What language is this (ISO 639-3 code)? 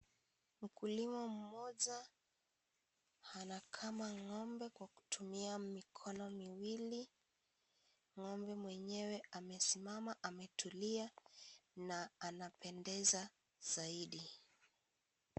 swa